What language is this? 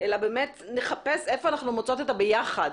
Hebrew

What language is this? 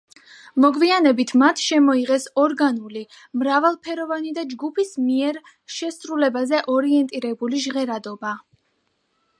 Georgian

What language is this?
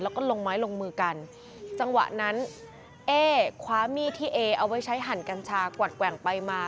Thai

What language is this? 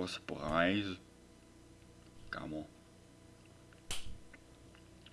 English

